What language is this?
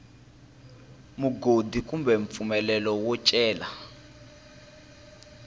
Tsonga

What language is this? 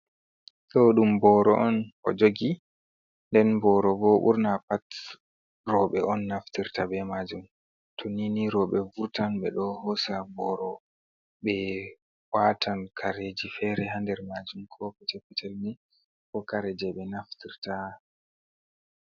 Fula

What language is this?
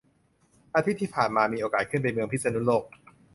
Thai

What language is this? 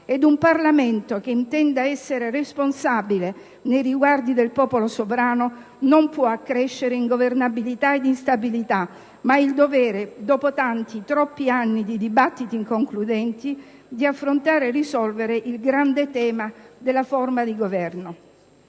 Italian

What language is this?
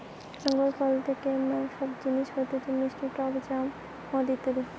Bangla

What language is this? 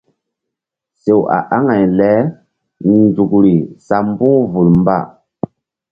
Mbum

